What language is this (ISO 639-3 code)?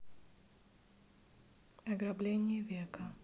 rus